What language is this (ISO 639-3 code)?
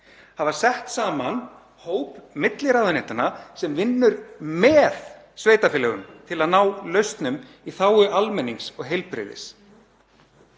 isl